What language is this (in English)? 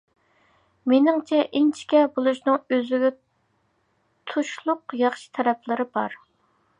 Uyghur